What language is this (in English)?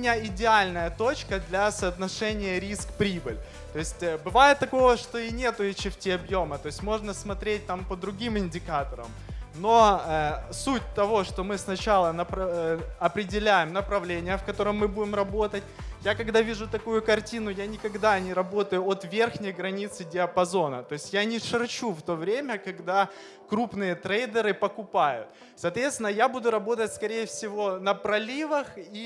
Russian